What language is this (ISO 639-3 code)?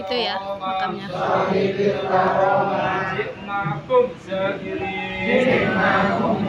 ind